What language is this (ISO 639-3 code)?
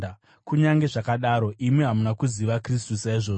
sna